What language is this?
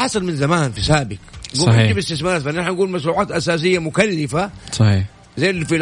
Arabic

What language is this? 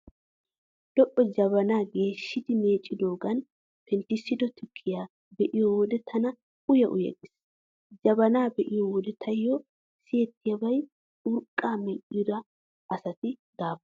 Wolaytta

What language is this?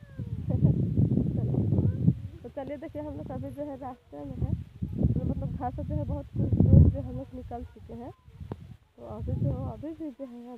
Arabic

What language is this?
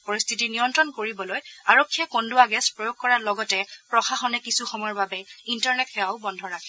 Assamese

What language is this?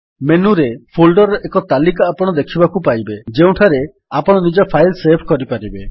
Odia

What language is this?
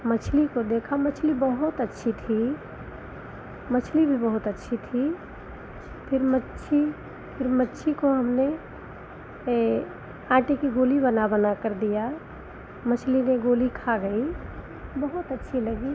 Hindi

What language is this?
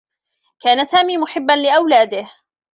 Arabic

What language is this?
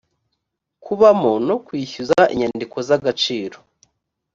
Kinyarwanda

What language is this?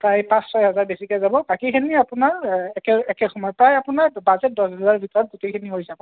Assamese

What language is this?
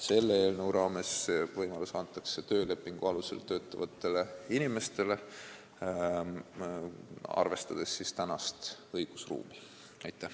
Estonian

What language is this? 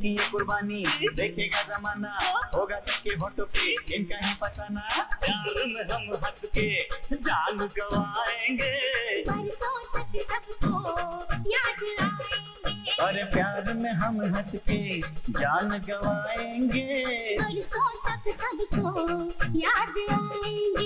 Hindi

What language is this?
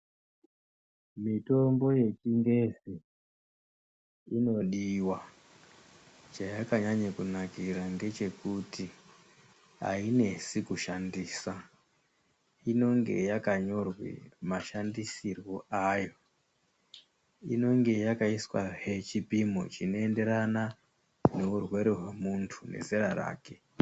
Ndau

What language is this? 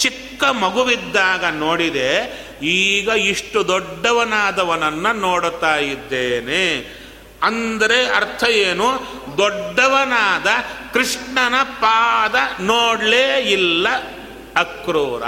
Kannada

